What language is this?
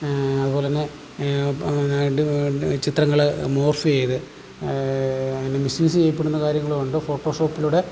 Malayalam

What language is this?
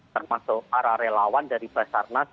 Indonesian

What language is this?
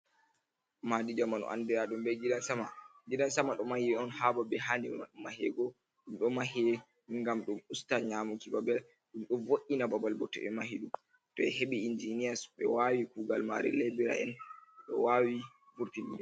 Fula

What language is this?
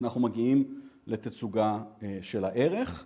Hebrew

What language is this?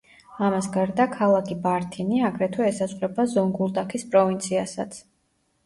Georgian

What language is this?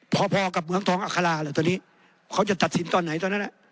Thai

